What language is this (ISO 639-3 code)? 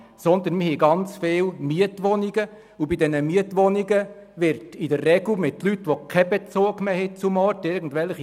gsw